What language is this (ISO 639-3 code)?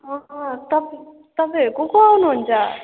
nep